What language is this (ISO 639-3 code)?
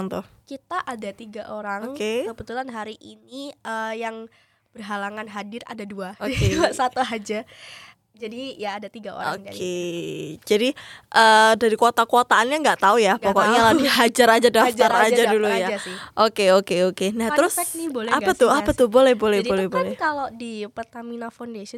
ind